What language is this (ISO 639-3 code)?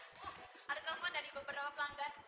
ind